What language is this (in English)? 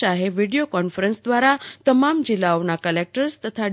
Gujarati